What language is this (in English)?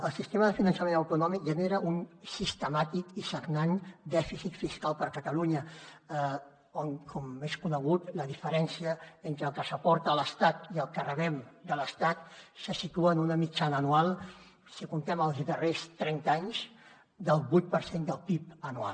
Catalan